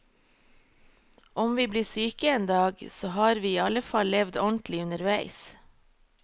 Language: Norwegian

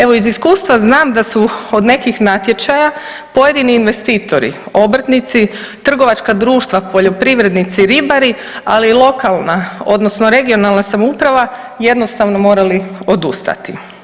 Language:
Croatian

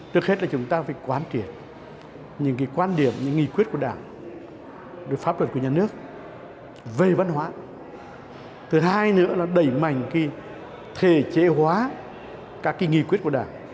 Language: Vietnamese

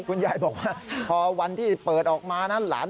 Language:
Thai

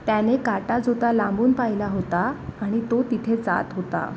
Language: Marathi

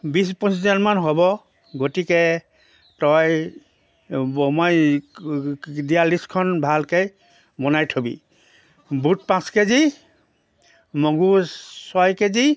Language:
Assamese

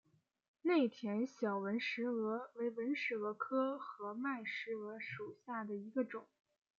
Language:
Chinese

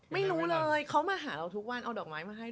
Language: Thai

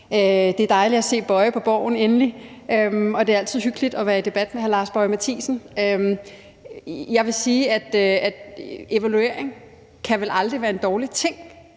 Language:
Danish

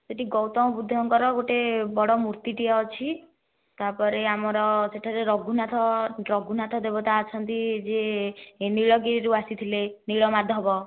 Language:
Odia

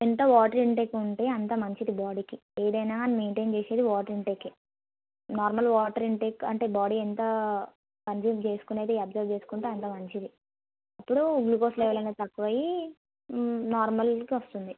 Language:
Telugu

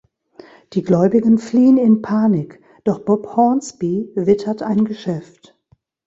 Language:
German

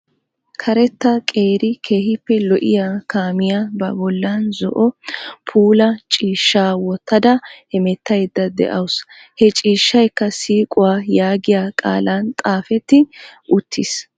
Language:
Wolaytta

